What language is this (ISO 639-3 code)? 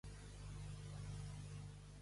cat